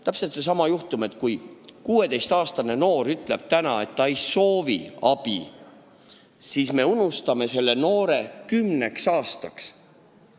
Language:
Estonian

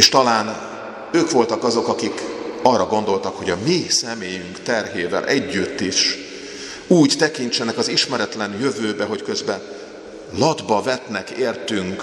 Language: Hungarian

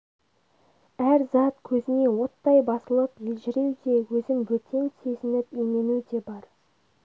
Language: Kazakh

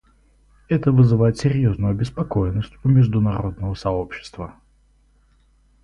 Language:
Russian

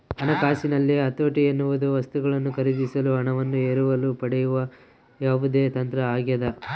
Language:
Kannada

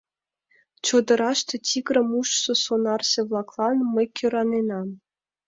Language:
Mari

